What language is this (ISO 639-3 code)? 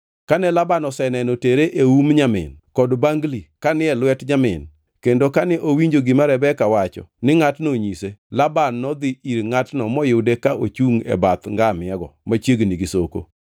luo